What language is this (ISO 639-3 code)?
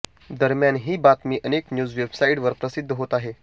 mar